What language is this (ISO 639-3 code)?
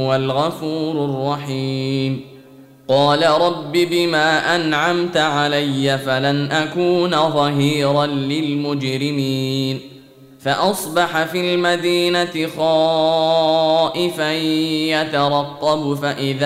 ara